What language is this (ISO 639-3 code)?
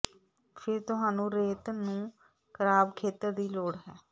pan